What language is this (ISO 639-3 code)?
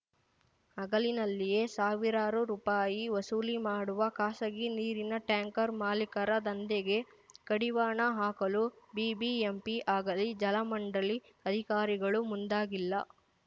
kan